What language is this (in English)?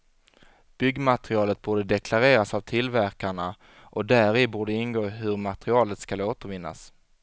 Swedish